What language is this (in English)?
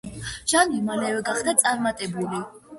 Georgian